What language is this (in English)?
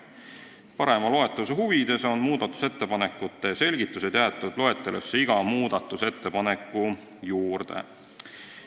Estonian